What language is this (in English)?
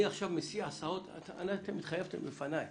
Hebrew